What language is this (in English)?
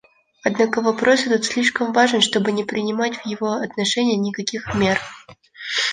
Russian